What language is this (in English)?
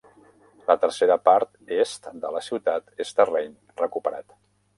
Catalan